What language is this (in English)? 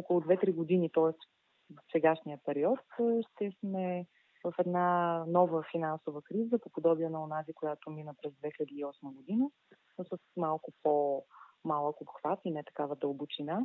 Bulgarian